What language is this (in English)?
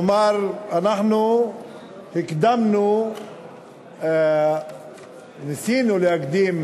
Hebrew